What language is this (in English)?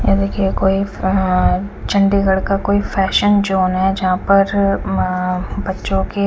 Hindi